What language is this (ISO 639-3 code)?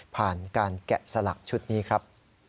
tha